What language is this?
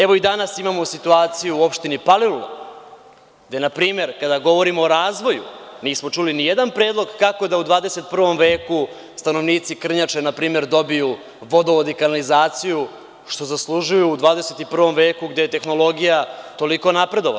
Serbian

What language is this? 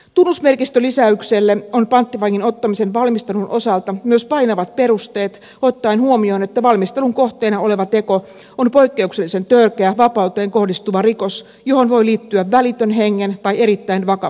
Finnish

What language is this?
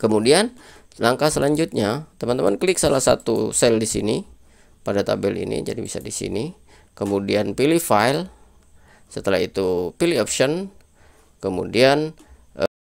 Indonesian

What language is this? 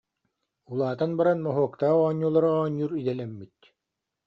Yakut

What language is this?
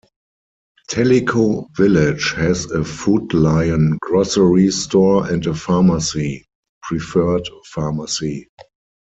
English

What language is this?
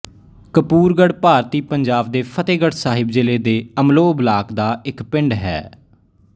Punjabi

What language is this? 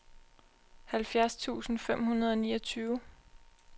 Danish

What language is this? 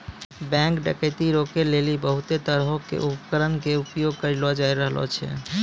Maithili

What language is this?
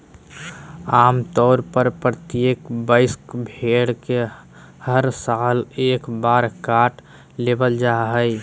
Magahi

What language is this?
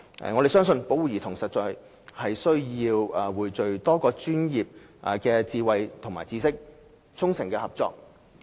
Cantonese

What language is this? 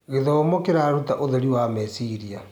Kikuyu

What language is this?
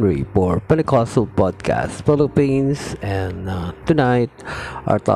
Filipino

